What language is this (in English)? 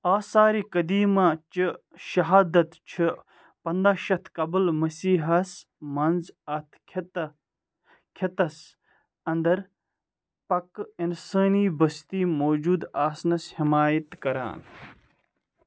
Kashmiri